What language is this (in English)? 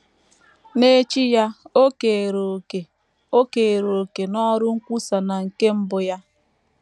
Igbo